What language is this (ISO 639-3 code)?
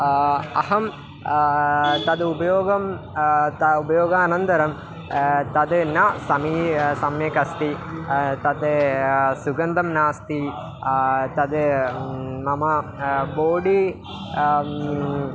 san